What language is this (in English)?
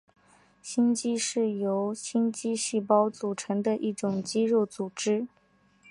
Chinese